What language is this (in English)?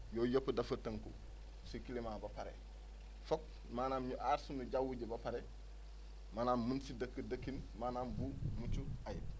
Wolof